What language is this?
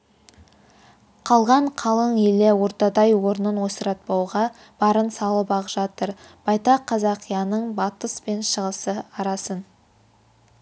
Kazakh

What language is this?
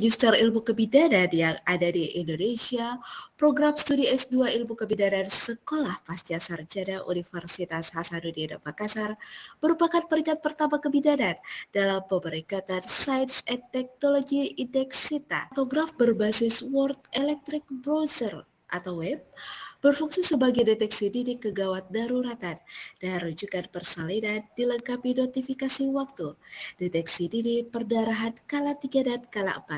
Indonesian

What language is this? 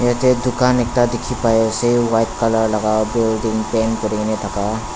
Naga Pidgin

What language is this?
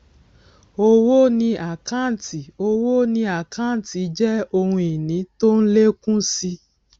Yoruba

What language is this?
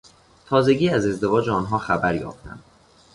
Persian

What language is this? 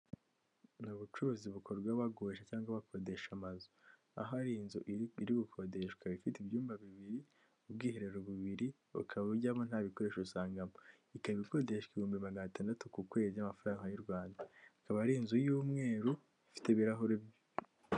Kinyarwanda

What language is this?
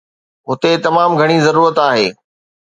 Sindhi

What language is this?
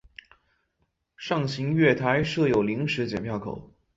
Chinese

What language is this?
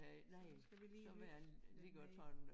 Danish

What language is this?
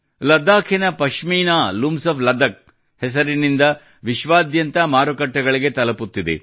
Kannada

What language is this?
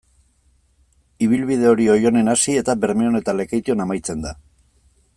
Basque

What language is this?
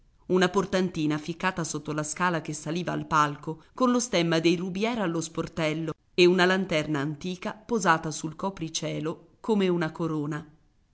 Italian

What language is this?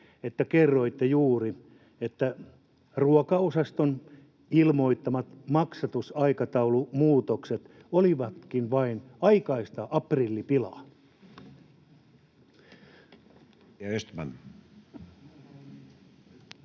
Finnish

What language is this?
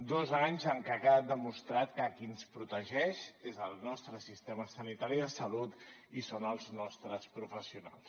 Catalan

